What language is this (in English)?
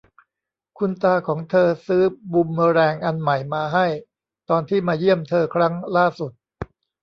Thai